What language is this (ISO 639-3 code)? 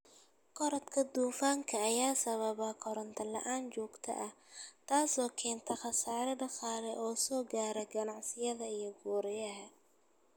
som